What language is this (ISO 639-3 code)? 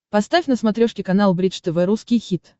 rus